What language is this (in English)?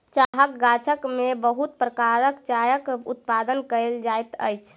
Maithili